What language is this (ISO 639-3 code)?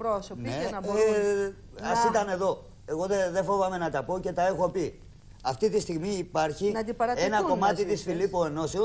ell